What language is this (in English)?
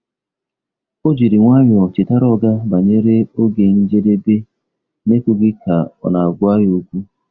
Igbo